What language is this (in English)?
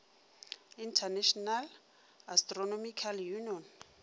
Northern Sotho